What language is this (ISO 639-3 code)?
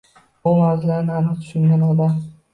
uzb